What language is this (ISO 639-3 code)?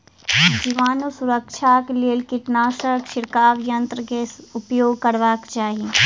mai